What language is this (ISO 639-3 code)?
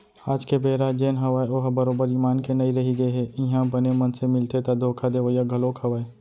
hne